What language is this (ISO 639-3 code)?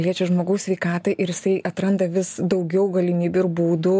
lit